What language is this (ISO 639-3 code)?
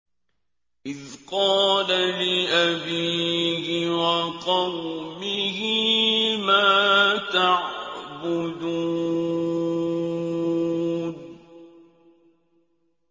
ara